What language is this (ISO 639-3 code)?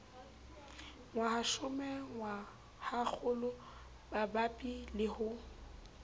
sot